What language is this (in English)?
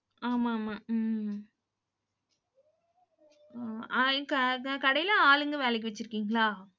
Tamil